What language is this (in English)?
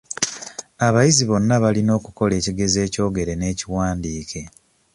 Ganda